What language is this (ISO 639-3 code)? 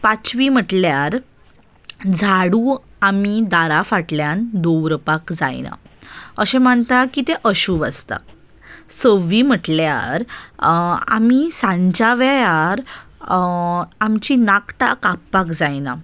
kok